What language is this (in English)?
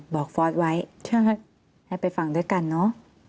Thai